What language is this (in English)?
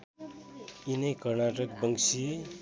Nepali